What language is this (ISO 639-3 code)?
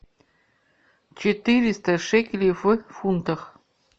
rus